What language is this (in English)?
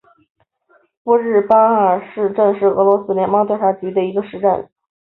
Chinese